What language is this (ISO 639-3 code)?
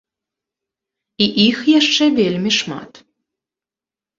bel